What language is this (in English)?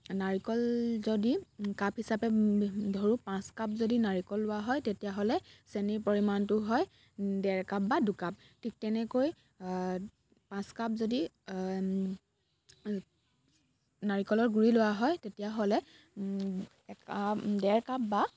Assamese